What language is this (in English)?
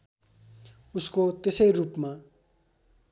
Nepali